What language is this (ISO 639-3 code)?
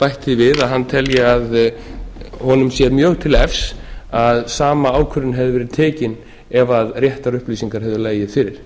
isl